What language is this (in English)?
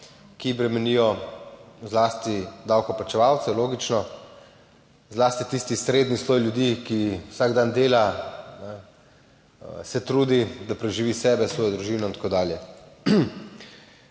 Slovenian